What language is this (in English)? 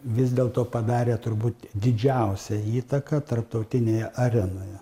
Lithuanian